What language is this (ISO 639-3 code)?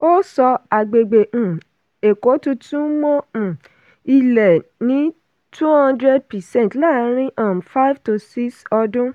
yor